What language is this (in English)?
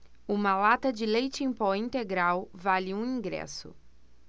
Portuguese